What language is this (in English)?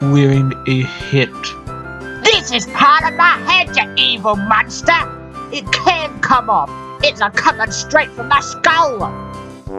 English